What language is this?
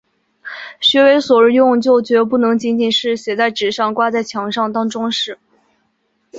Chinese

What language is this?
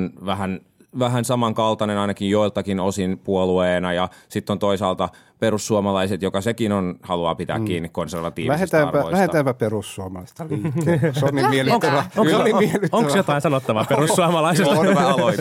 Finnish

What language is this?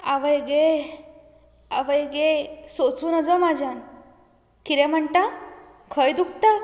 Konkani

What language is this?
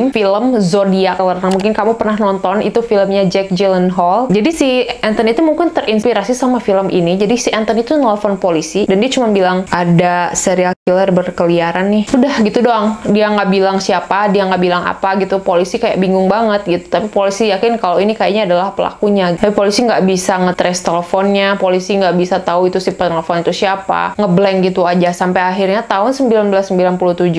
Indonesian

